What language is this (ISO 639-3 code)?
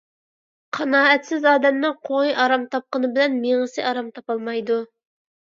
uig